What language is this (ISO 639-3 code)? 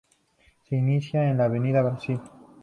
spa